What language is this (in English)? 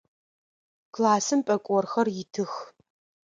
Adyghe